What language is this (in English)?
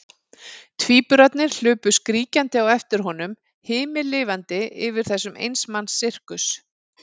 Icelandic